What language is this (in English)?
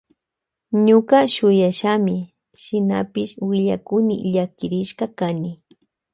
Loja Highland Quichua